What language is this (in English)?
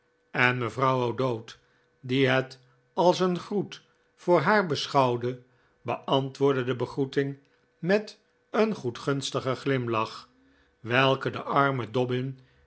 Dutch